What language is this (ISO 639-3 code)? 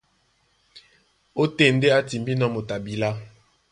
dua